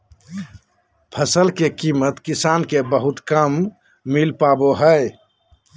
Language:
Magahi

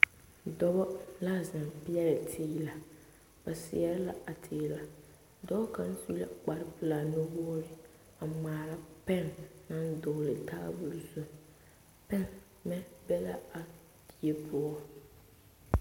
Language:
Southern Dagaare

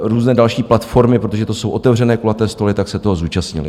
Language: Czech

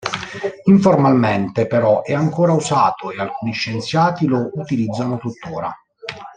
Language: Italian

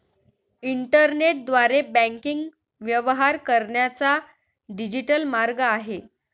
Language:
Marathi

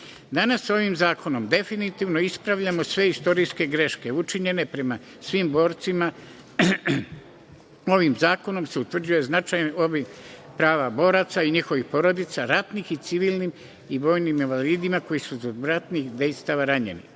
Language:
Serbian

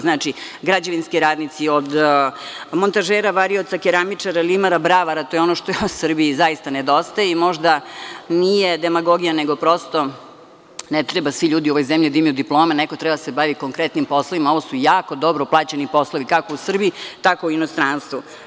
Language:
Serbian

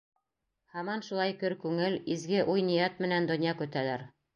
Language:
Bashkir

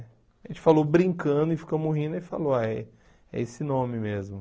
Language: Portuguese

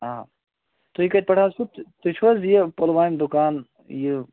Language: Kashmiri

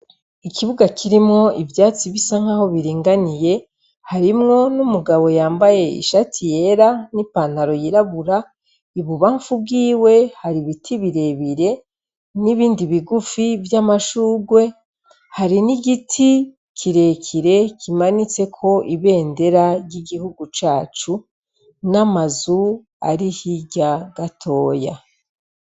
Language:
Rundi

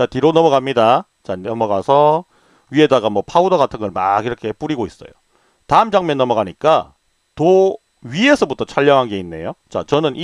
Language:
Korean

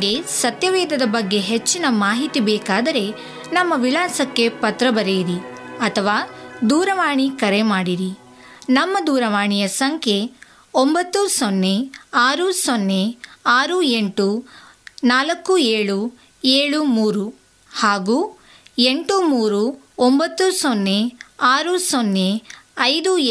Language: Kannada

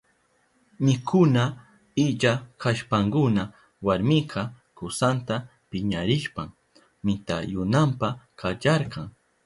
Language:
Southern Pastaza Quechua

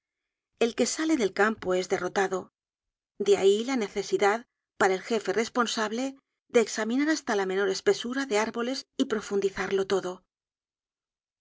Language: Spanish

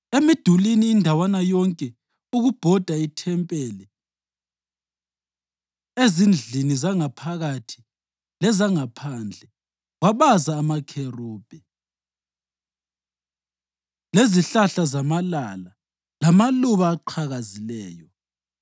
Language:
North Ndebele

